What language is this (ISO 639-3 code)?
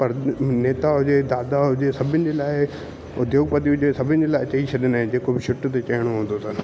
snd